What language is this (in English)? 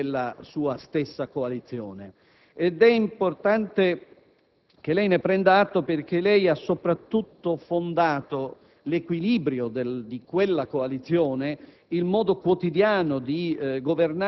Italian